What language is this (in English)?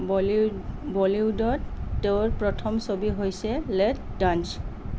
Assamese